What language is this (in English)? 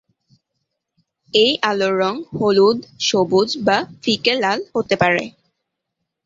Bangla